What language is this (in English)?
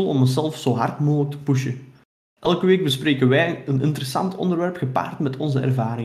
Dutch